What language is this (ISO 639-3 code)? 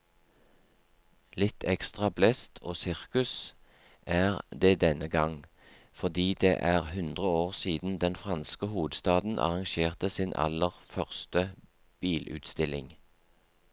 nor